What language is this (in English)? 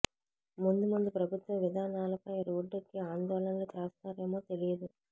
Telugu